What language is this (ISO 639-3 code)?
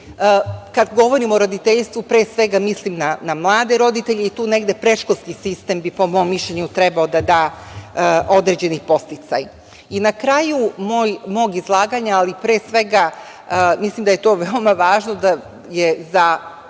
srp